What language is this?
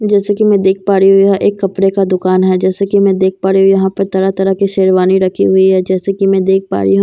Hindi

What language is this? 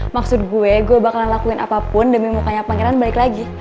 Indonesian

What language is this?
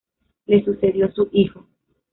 Spanish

